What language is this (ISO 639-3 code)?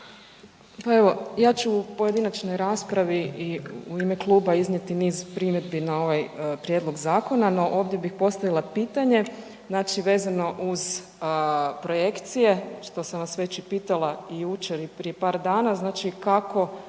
hrv